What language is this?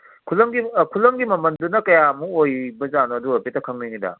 Manipuri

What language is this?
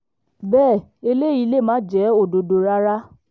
Yoruba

